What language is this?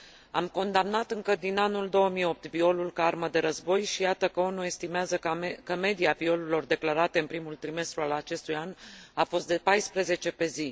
Romanian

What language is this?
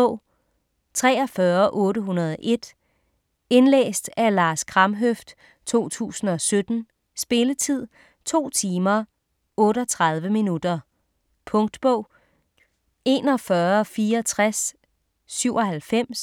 Danish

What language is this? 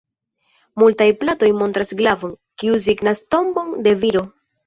Esperanto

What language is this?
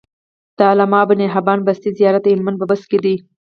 Pashto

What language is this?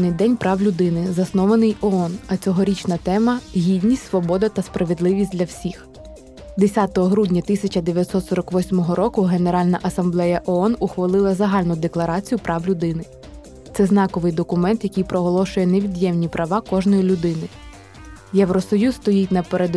Ukrainian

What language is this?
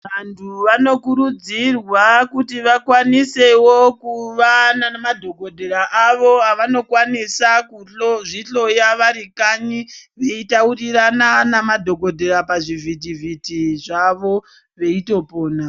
Ndau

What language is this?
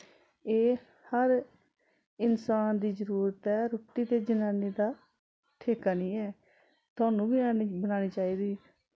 Dogri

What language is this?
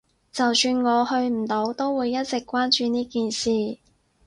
Cantonese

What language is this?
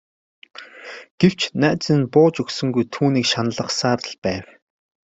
Mongolian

